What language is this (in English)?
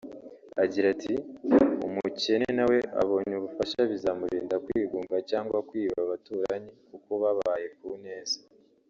Kinyarwanda